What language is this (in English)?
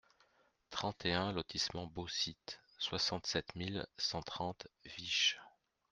French